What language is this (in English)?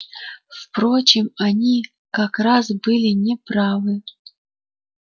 Russian